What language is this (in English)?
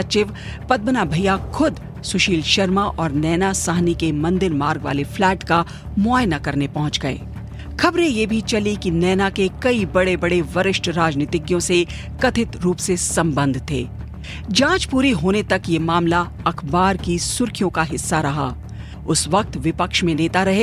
Hindi